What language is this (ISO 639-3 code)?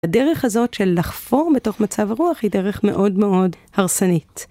heb